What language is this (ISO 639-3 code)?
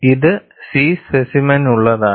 mal